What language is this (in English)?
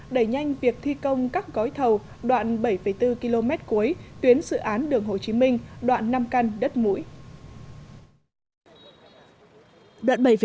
Vietnamese